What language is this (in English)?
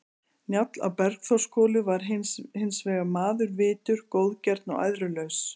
Icelandic